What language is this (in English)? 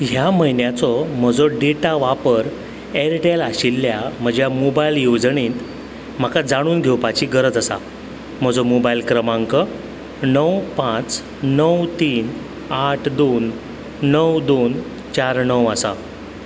Konkani